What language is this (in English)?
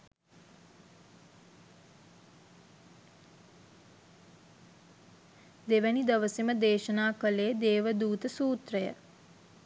Sinhala